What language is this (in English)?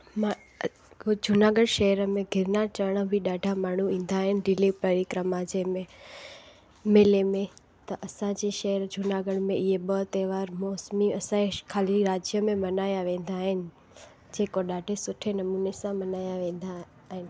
Sindhi